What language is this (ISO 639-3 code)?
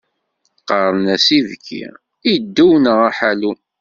kab